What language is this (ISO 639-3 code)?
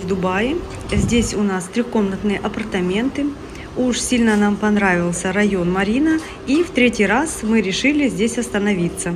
rus